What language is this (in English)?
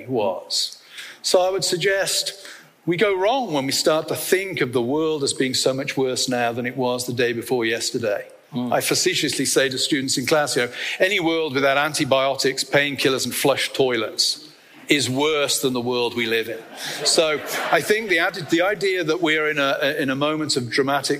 English